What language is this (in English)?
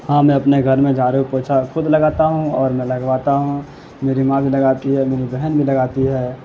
Urdu